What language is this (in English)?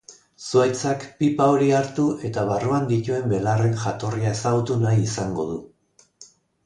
Basque